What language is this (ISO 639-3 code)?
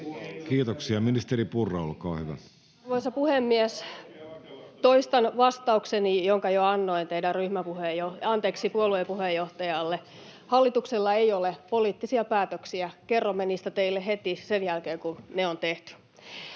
fin